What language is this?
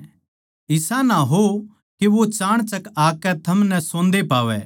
Haryanvi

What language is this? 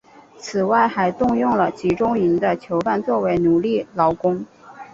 Chinese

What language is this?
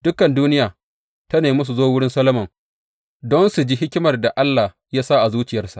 Hausa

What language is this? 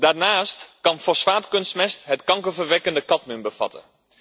Dutch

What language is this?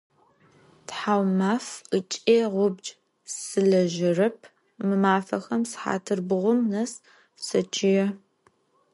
Adyghe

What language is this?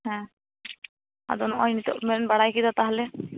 Santali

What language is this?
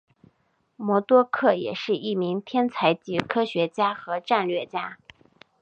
Chinese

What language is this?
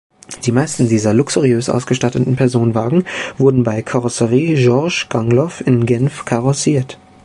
German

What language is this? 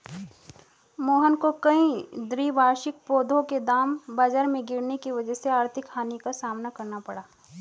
Hindi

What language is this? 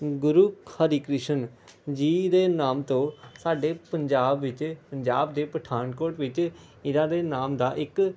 Punjabi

